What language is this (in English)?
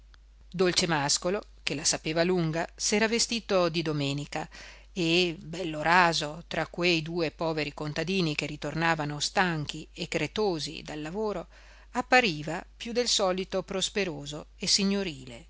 Italian